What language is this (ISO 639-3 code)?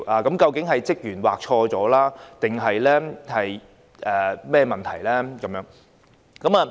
yue